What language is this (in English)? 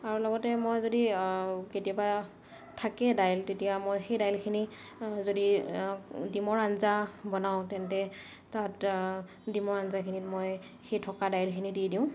Assamese